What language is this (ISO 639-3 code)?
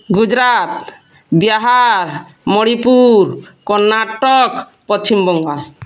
ori